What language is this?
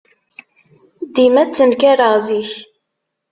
Kabyle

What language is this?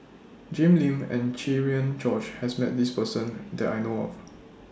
English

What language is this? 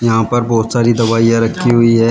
Hindi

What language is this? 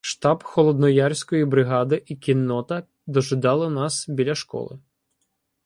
Ukrainian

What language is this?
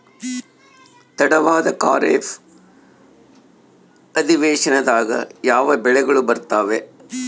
Kannada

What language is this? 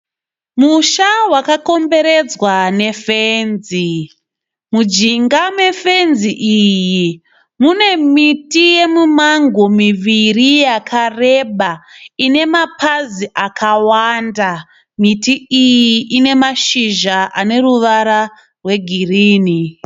Shona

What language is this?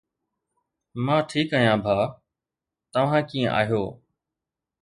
Sindhi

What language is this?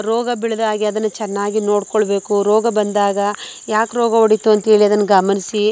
Kannada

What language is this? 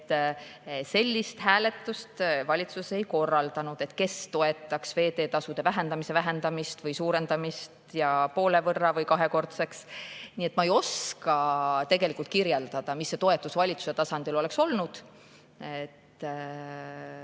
Estonian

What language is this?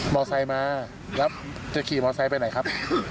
Thai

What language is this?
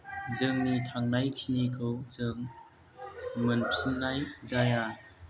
Bodo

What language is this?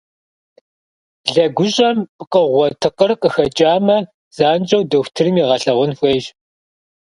Kabardian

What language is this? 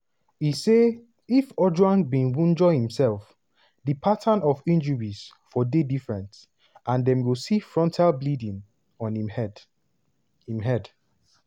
Nigerian Pidgin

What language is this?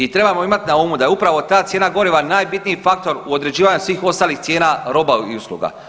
Croatian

